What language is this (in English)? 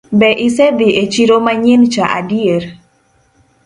Luo (Kenya and Tanzania)